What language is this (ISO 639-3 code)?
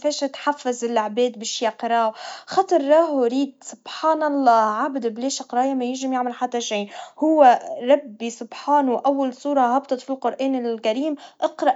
aeb